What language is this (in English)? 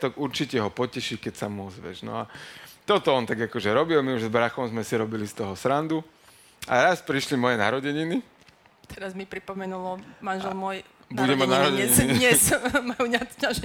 Slovak